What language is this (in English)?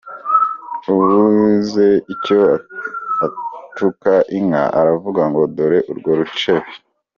Kinyarwanda